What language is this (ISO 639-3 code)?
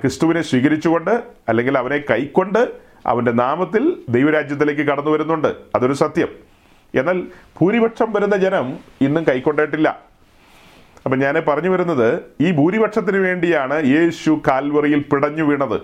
mal